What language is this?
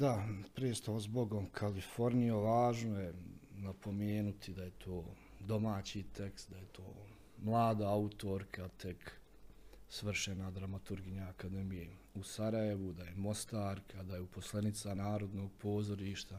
Croatian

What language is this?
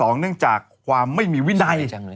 Thai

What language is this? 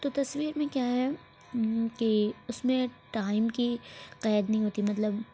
Urdu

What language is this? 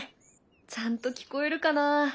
Japanese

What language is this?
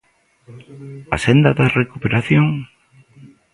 Galician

